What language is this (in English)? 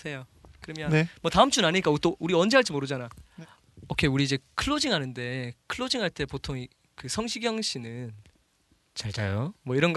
Korean